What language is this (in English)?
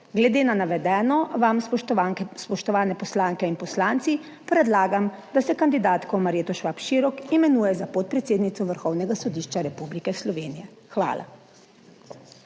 Slovenian